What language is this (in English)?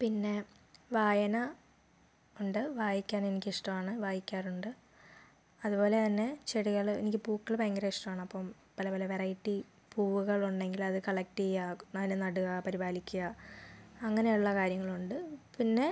Malayalam